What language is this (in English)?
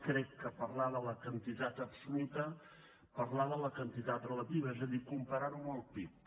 Catalan